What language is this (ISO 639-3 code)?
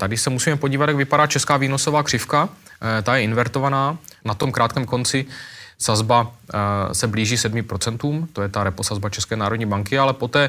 ces